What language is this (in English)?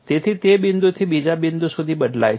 Gujarati